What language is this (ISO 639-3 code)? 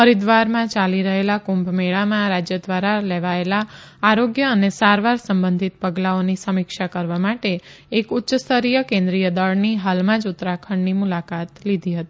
guj